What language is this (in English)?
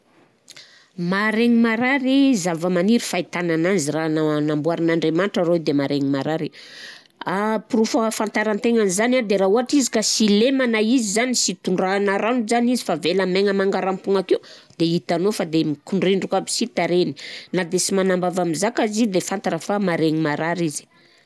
Southern Betsimisaraka Malagasy